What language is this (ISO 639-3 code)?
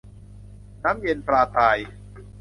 tha